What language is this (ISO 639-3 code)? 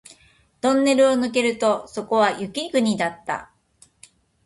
jpn